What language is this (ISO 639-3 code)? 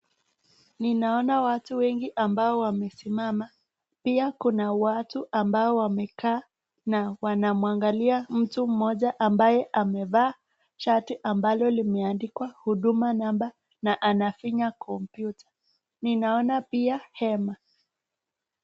swa